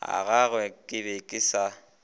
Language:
Northern Sotho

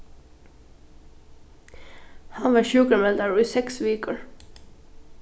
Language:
Faroese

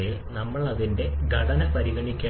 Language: Malayalam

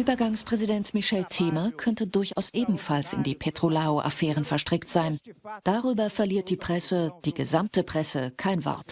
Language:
German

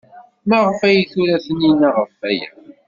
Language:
Kabyle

